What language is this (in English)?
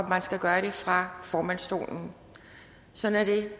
Danish